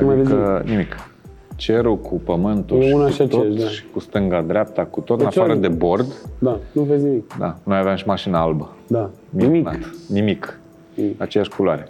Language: Romanian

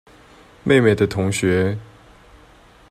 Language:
Chinese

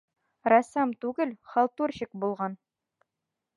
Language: Bashkir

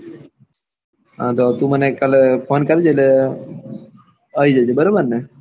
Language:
Gujarati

